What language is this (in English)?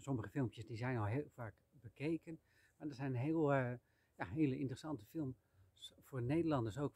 Dutch